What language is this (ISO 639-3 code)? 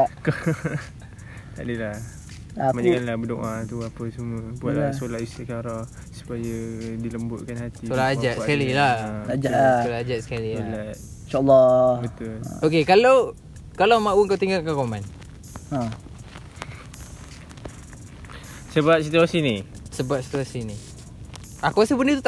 msa